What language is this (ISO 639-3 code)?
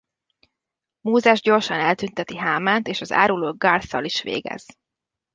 hun